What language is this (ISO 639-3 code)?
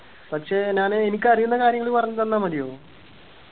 mal